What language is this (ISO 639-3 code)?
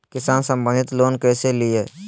mag